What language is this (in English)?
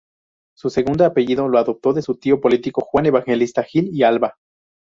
Spanish